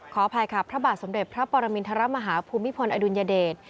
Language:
Thai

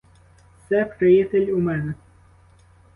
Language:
Ukrainian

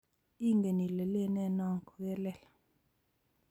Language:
Kalenjin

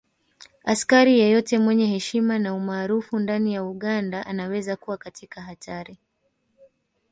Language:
Swahili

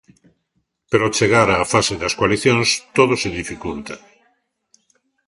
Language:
Galician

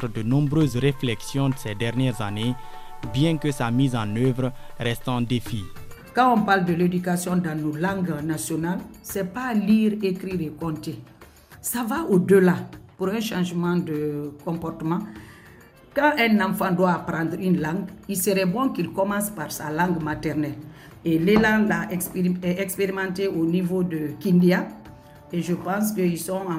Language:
French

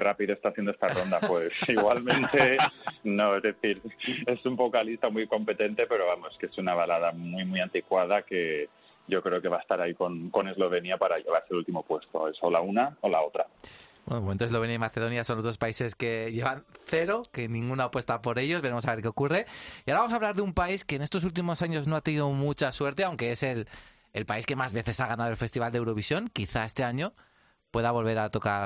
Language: Spanish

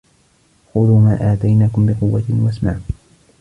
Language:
Arabic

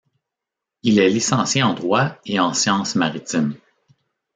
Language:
French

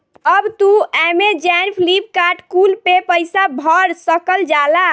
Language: Bhojpuri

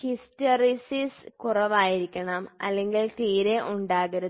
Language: Malayalam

